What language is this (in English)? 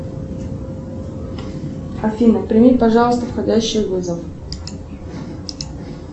Russian